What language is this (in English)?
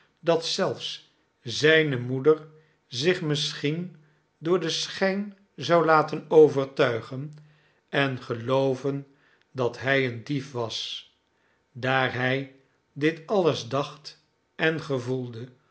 Dutch